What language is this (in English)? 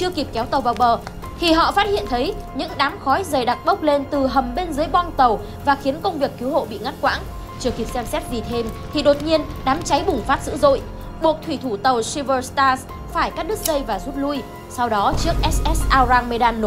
Vietnamese